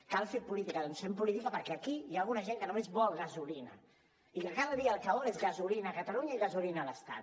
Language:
Catalan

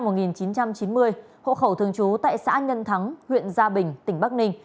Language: Vietnamese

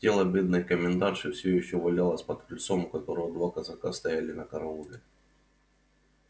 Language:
Russian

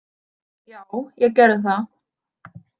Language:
Icelandic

